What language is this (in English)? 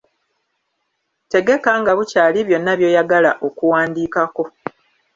Ganda